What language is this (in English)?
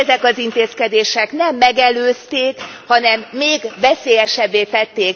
Hungarian